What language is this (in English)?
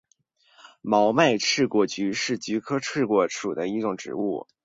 Chinese